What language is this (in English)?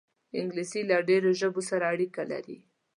Pashto